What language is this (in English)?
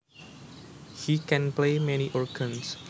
Javanese